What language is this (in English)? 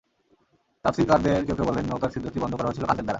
Bangla